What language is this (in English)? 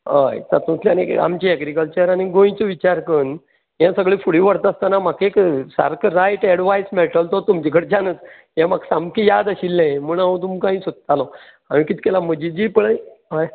Konkani